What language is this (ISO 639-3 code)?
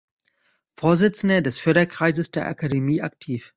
deu